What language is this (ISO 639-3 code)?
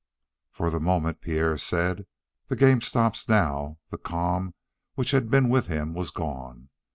eng